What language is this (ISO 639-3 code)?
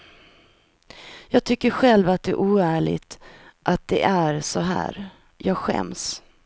swe